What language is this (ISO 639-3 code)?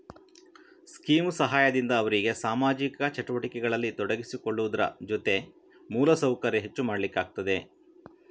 kan